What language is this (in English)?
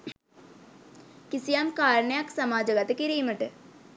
Sinhala